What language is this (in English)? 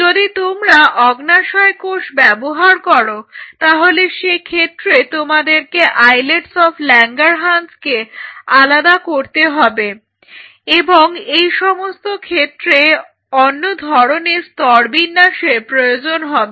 Bangla